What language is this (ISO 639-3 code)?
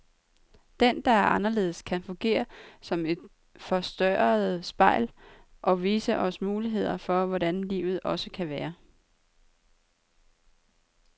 dan